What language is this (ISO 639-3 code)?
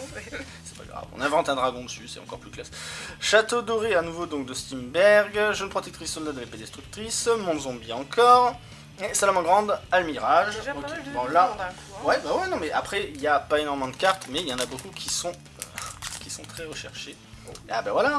fra